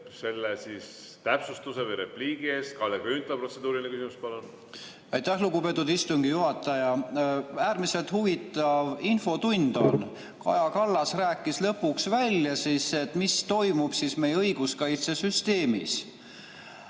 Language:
Estonian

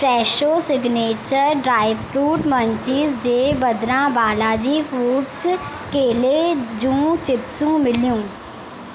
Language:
Sindhi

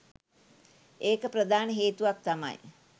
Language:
Sinhala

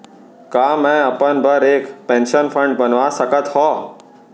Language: Chhattisgarhi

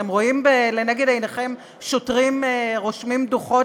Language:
Hebrew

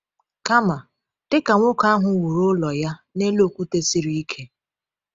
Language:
Igbo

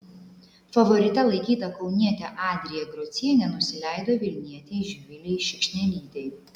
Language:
Lithuanian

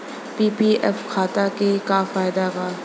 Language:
Bhojpuri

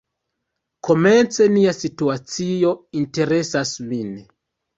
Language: Esperanto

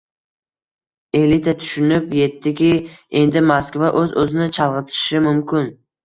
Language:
Uzbek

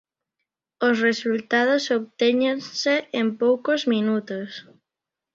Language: Galician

